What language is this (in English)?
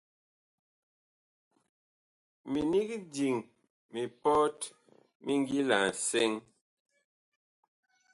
Bakoko